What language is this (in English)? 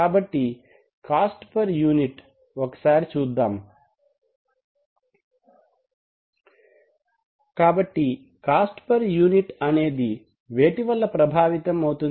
Telugu